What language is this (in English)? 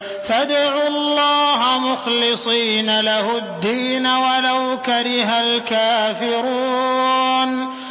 Arabic